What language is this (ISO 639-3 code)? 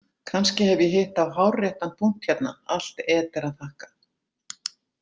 isl